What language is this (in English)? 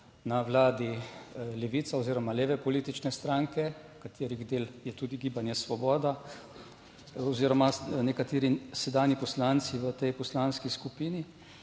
Slovenian